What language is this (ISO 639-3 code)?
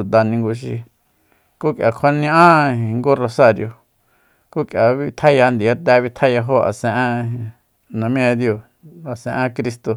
vmp